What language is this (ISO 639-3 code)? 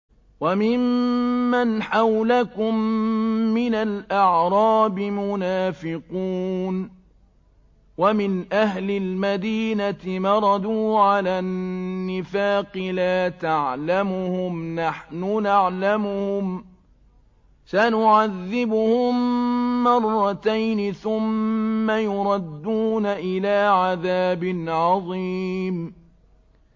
ara